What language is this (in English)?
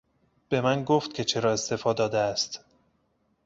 Persian